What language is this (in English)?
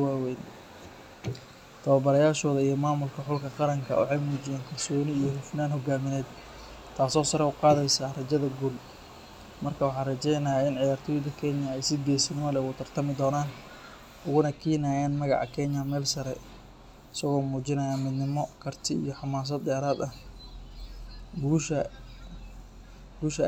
Somali